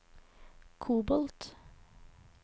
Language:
Norwegian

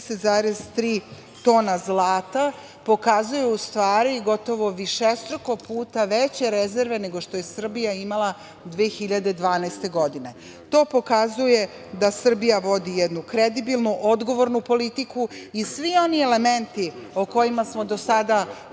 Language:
Serbian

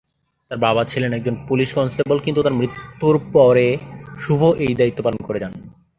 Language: Bangla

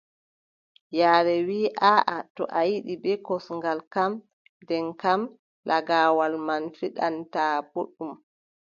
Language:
Adamawa Fulfulde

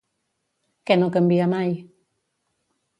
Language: Catalan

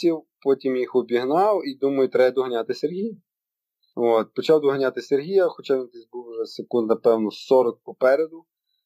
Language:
Ukrainian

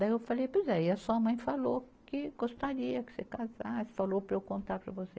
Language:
Portuguese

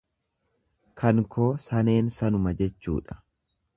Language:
Oromo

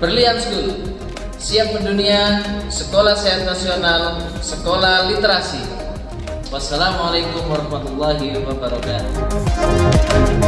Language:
Indonesian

